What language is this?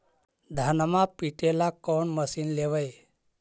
Magahi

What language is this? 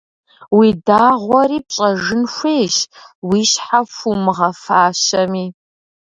Kabardian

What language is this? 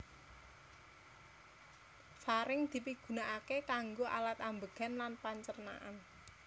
Javanese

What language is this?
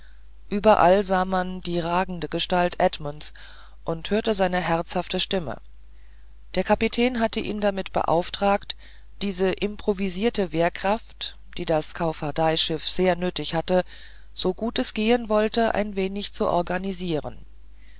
German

